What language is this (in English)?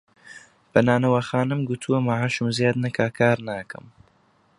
Central Kurdish